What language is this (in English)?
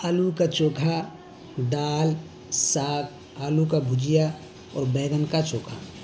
Urdu